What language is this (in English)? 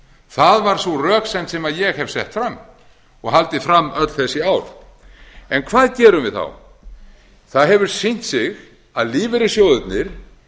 Icelandic